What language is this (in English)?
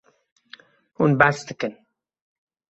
Kurdish